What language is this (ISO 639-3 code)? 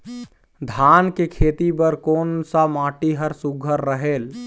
hne